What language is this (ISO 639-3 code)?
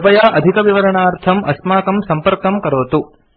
san